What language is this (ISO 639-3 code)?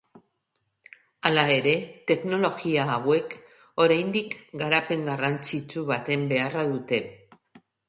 eus